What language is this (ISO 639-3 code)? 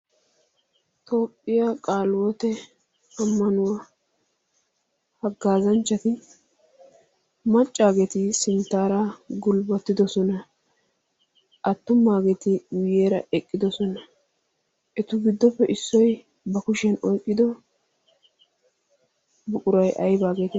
wal